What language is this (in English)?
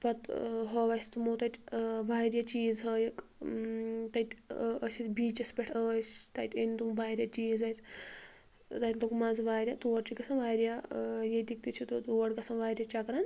Kashmiri